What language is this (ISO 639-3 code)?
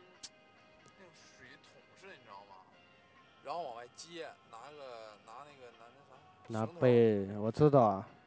zho